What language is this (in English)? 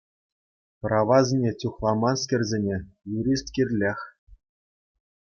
Chuvash